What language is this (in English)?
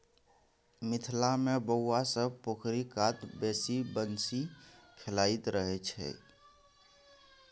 Maithili